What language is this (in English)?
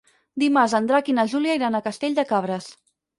Catalan